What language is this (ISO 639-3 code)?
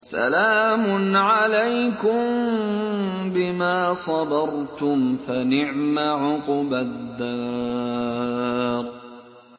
ara